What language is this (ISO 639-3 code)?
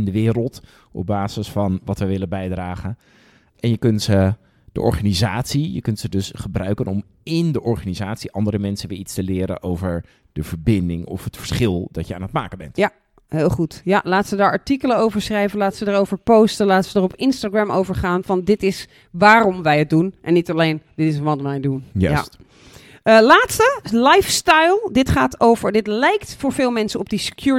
nld